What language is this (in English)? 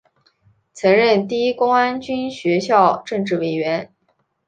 Chinese